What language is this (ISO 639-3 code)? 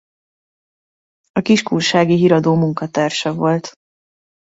hun